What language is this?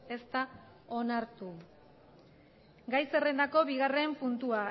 Basque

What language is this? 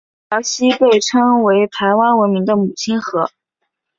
Chinese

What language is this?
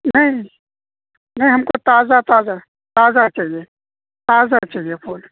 Urdu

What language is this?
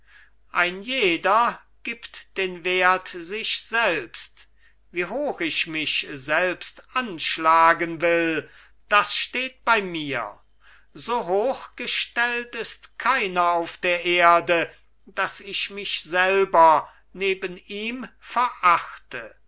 German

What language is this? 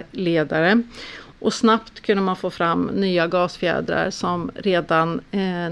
Swedish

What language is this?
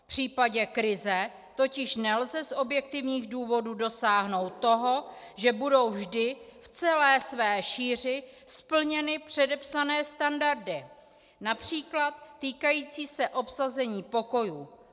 Czech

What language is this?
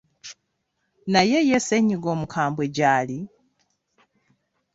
Ganda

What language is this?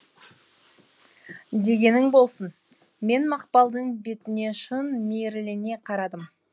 Kazakh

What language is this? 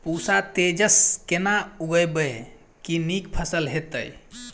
Maithili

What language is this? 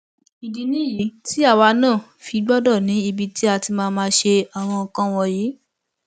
Yoruba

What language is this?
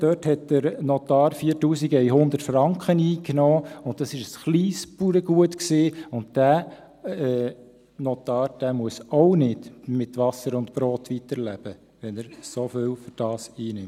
Swiss German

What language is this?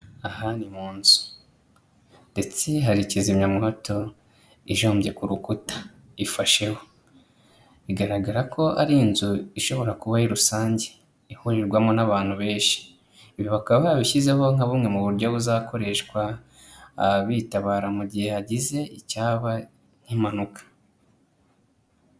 Kinyarwanda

